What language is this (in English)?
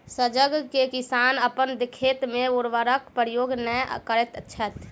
Maithili